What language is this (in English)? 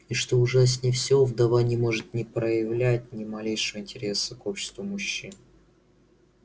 Russian